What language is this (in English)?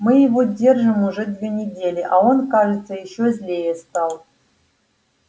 Russian